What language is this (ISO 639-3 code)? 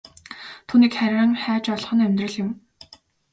mon